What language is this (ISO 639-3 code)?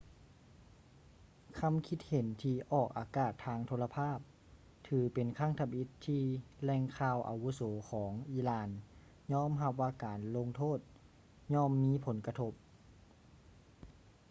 lao